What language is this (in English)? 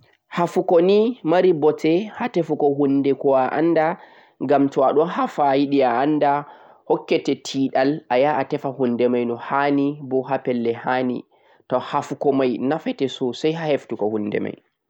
Central-Eastern Niger Fulfulde